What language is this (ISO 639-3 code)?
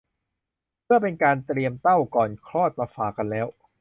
tha